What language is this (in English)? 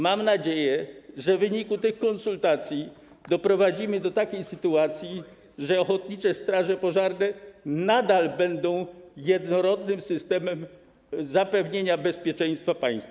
Polish